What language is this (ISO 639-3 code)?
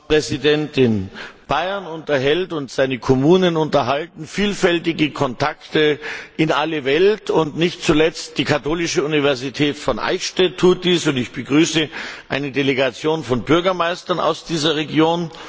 deu